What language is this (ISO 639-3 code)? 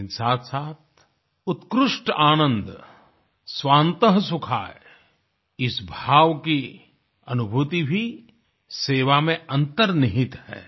hin